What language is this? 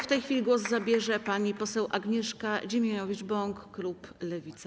Polish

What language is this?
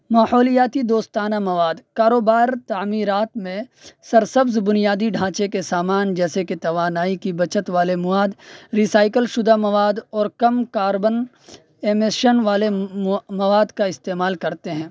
Urdu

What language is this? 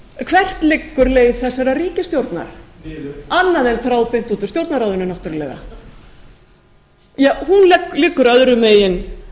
Icelandic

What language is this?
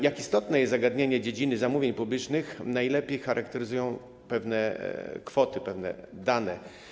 Polish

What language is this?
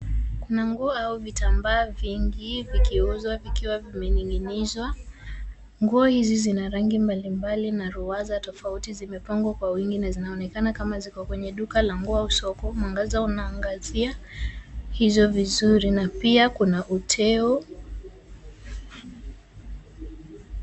Swahili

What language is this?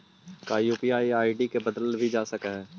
Magahi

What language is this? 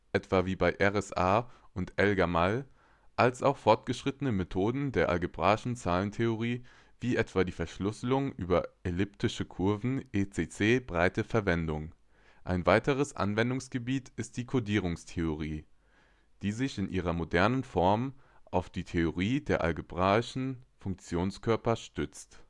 German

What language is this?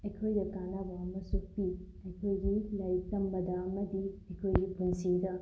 Manipuri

